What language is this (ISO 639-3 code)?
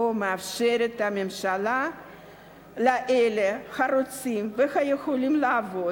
heb